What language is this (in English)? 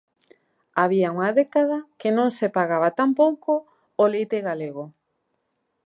Galician